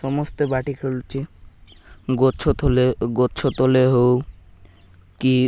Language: Odia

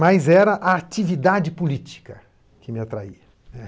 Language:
Portuguese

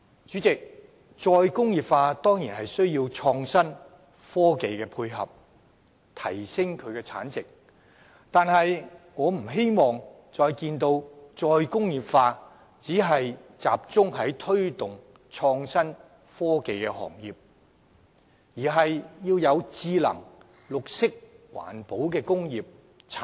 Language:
Cantonese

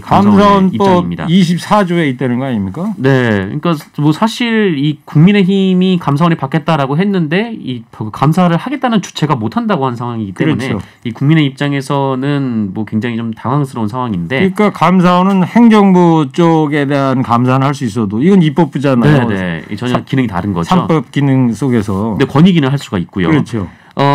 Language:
Korean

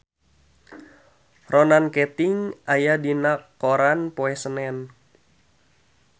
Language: Sundanese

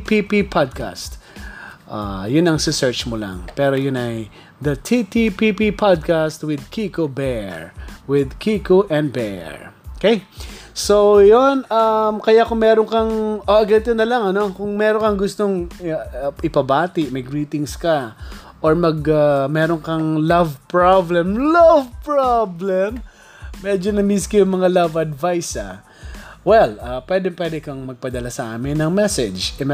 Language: Filipino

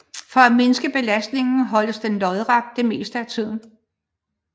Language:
Danish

